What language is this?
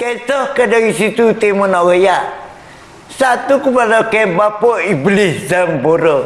Malay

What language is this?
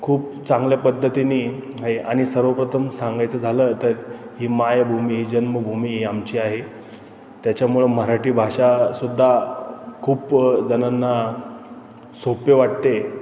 Marathi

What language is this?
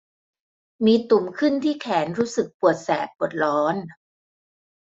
Thai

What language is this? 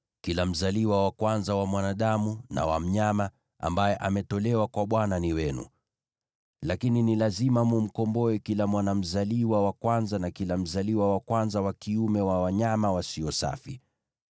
Swahili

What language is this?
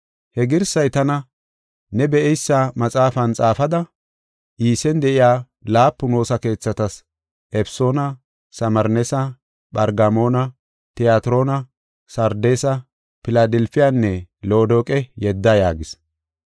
Gofa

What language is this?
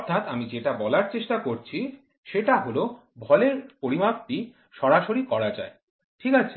Bangla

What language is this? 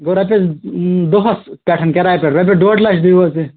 Kashmiri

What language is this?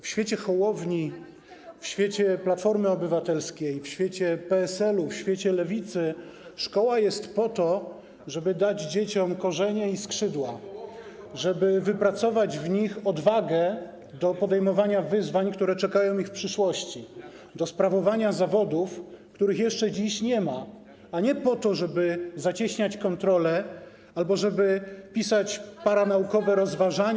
Polish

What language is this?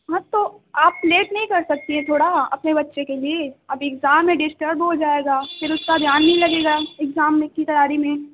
Urdu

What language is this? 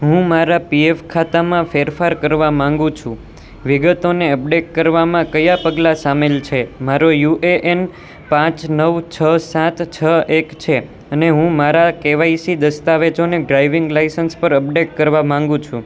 Gujarati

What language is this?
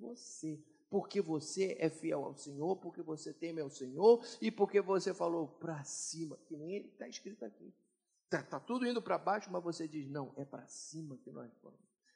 Portuguese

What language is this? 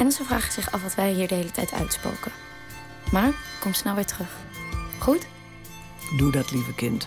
Dutch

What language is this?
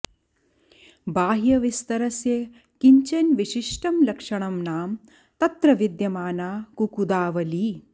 Sanskrit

